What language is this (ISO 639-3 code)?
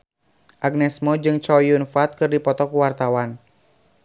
sun